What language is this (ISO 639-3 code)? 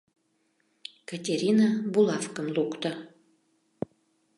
chm